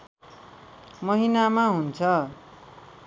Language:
Nepali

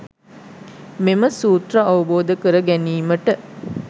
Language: Sinhala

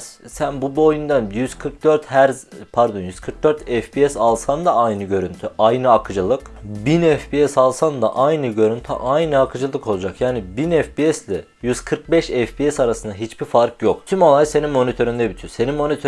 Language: Turkish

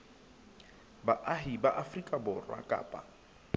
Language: Southern Sotho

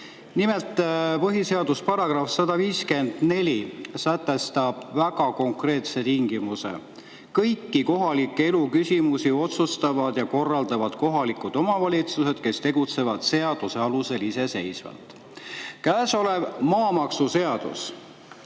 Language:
Estonian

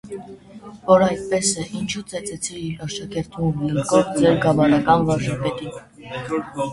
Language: Armenian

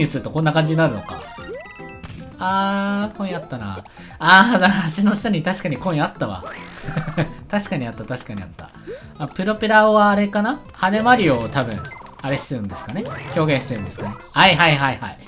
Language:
Japanese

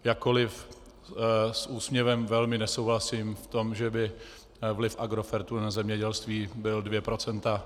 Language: Czech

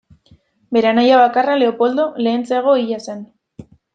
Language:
Basque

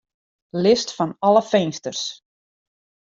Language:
Western Frisian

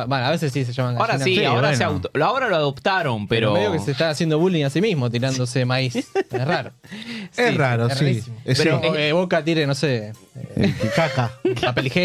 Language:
Spanish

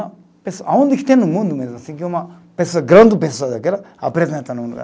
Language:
Portuguese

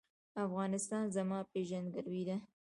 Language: Pashto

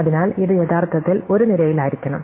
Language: Malayalam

